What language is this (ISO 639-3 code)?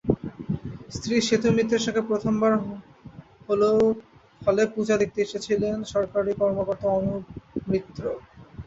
ben